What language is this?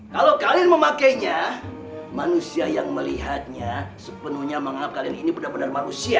Indonesian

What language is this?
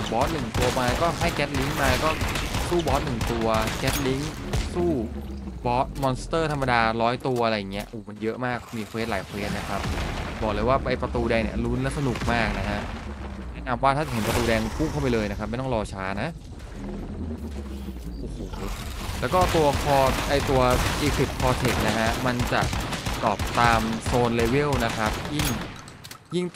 Thai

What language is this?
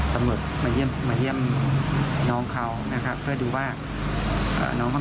Thai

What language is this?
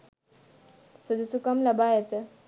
Sinhala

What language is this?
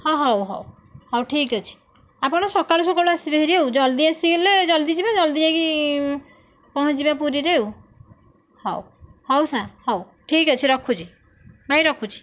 Odia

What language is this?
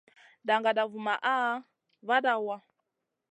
Masana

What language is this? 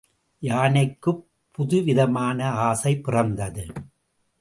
Tamil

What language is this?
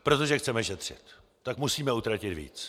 Czech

